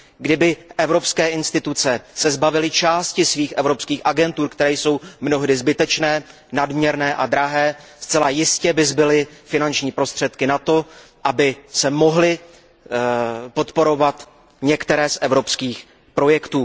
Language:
Czech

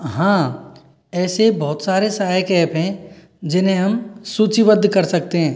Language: Hindi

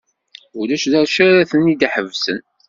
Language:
Kabyle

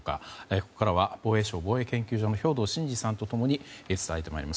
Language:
Japanese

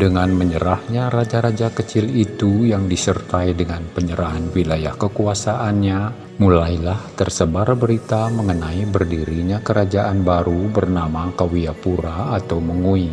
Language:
Indonesian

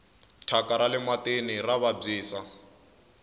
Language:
Tsonga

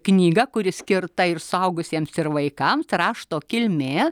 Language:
Lithuanian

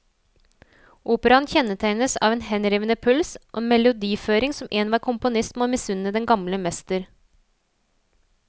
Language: Norwegian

